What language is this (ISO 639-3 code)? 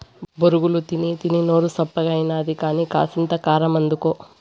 tel